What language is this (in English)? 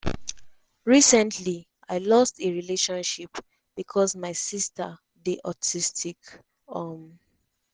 Nigerian Pidgin